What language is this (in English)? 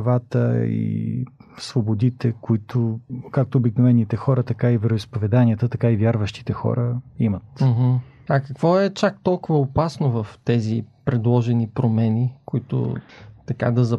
Bulgarian